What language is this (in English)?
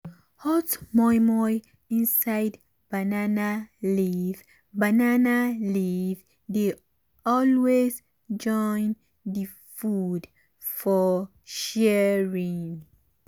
Nigerian Pidgin